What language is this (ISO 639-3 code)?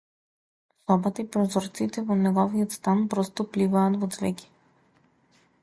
mkd